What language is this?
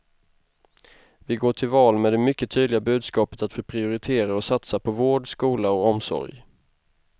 Swedish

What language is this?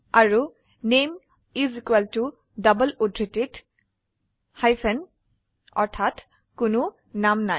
Assamese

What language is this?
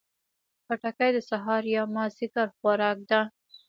Pashto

